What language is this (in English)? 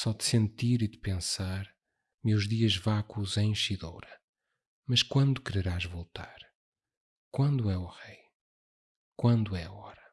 Portuguese